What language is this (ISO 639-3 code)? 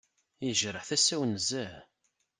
kab